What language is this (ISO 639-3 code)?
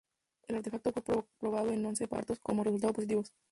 spa